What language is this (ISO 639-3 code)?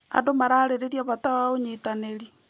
kik